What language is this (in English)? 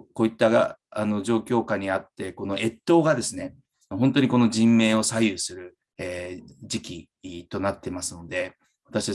Japanese